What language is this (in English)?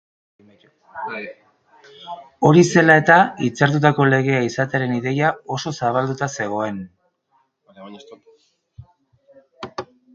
Basque